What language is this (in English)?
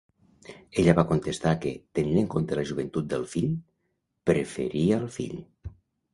Catalan